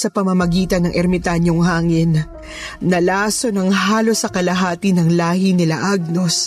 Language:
Filipino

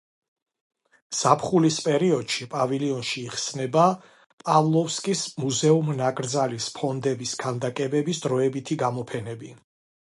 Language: Georgian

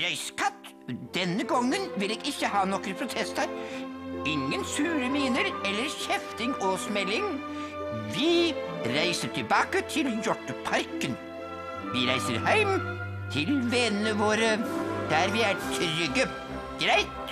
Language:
Norwegian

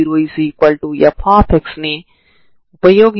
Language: Telugu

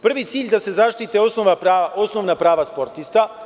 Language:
Serbian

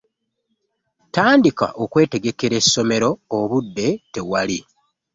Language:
Ganda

